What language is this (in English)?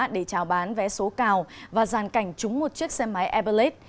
Vietnamese